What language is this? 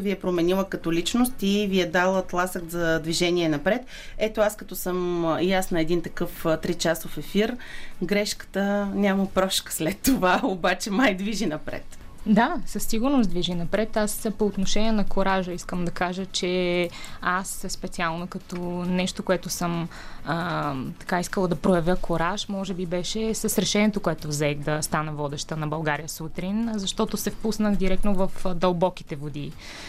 Bulgarian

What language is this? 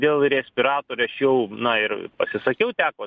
Lithuanian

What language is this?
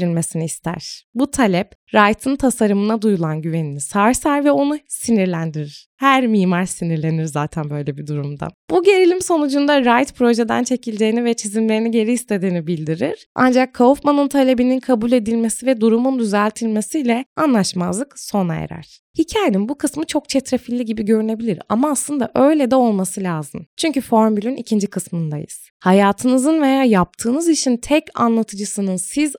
Turkish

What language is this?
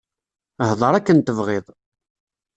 Kabyle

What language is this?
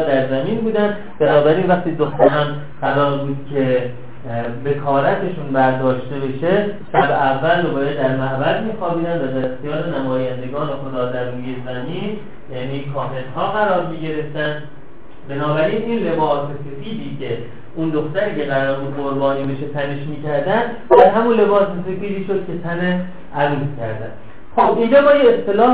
Persian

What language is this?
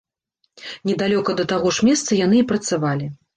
Belarusian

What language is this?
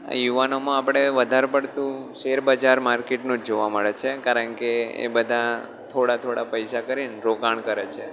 Gujarati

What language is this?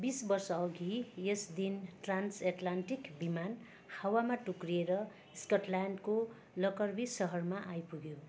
Nepali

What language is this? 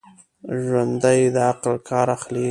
Pashto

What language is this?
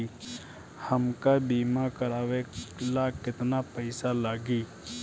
Bhojpuri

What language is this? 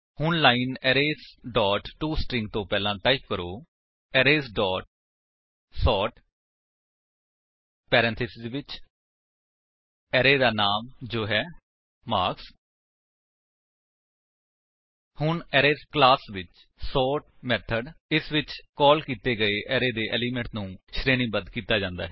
Punjabi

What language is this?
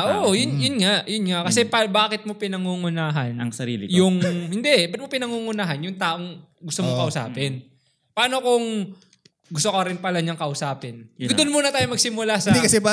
Filipino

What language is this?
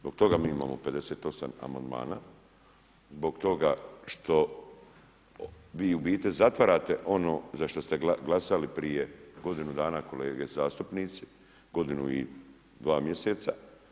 Croatian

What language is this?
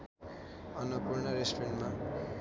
Nepali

